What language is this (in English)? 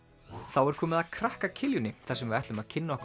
Icelandic